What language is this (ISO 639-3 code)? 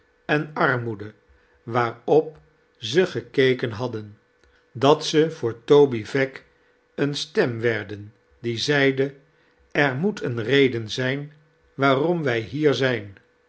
nld